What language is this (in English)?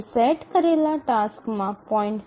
Gujarati